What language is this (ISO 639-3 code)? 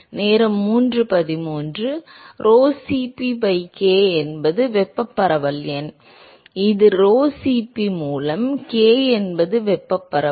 tam